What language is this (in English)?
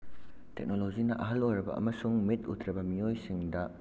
Manipuri